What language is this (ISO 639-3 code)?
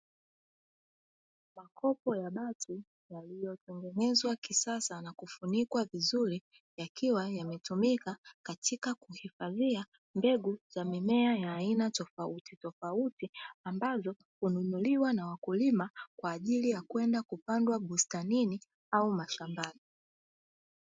swa